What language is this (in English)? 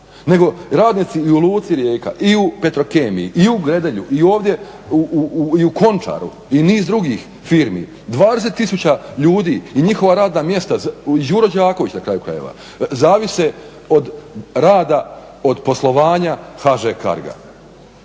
Croatian